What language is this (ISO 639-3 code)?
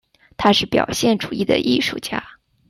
zho